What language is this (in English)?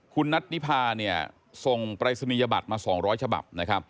Thai